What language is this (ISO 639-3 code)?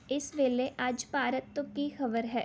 pan